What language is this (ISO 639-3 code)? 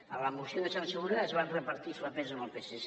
cat